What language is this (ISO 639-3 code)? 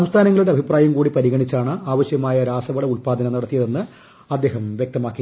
mal